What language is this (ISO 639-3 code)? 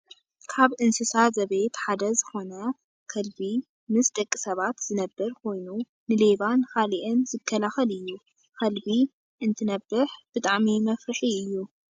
tir